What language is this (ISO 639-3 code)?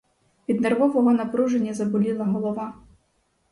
ukr